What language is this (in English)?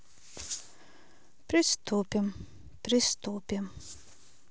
Russian